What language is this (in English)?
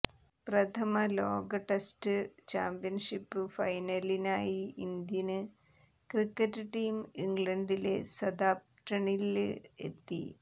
Malayalam